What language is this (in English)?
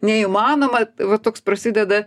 Lithuanian